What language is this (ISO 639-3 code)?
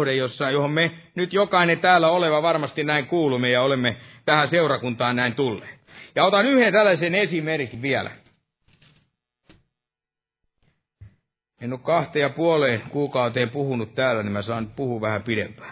fin